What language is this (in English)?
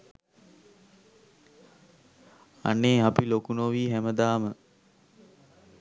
Sinhala